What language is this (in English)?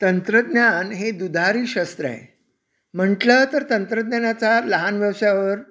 Marathi